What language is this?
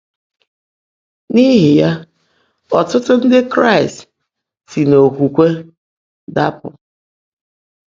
Igbo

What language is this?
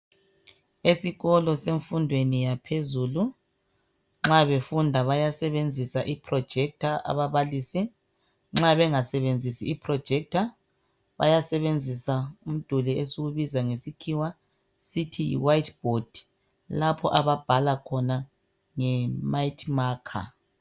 North Ndebele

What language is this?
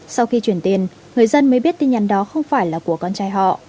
Vietnamese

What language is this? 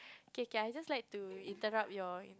English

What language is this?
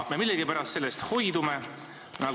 Estonian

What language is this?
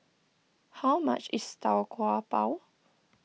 English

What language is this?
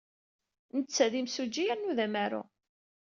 Kabyle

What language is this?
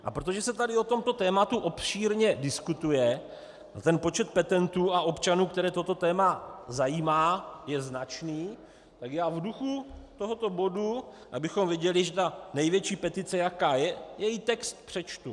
Czech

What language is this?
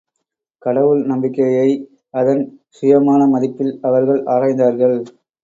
Tamil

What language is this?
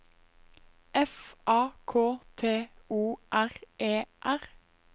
Norwegian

